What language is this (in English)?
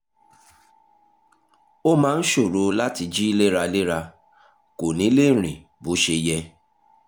Yoruba